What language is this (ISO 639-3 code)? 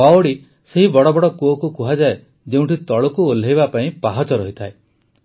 ori